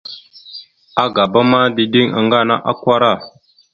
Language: Mada (Cameroon)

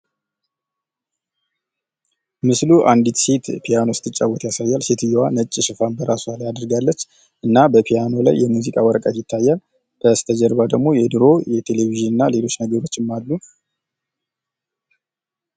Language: Amharic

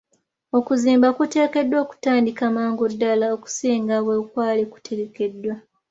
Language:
Ganda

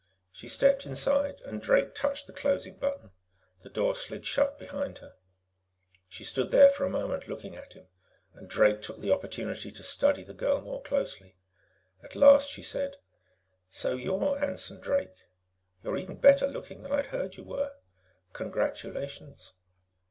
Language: English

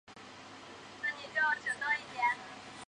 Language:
Chinese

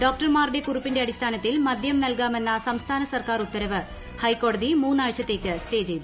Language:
Malayalam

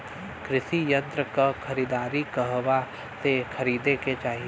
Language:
Bhojpuri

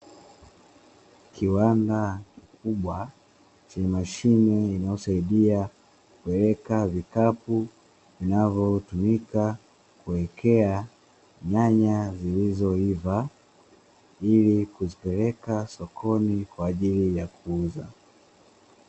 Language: Swahili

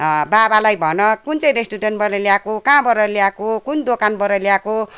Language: Nepali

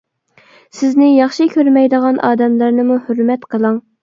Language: Uyghur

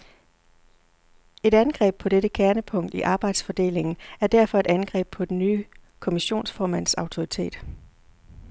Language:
Danish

